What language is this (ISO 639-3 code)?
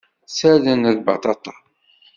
kab